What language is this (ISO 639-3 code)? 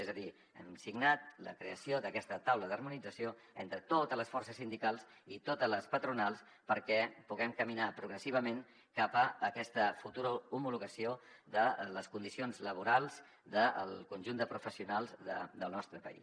cat